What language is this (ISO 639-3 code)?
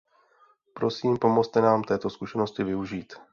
ces